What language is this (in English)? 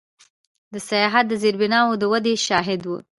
Pashto